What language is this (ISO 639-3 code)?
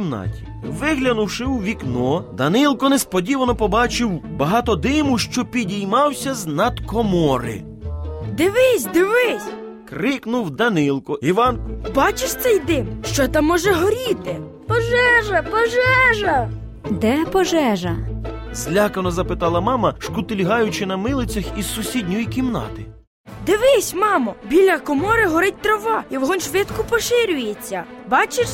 ukr